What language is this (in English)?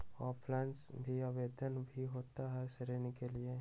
Magahi